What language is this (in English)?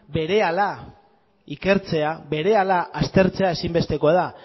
Basque